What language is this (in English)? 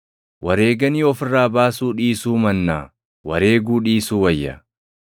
Oromo